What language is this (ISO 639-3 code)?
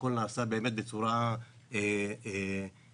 heb